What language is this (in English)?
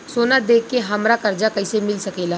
Bhojpuri